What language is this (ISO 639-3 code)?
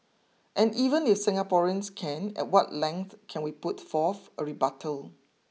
eng